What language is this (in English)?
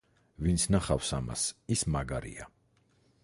Georgian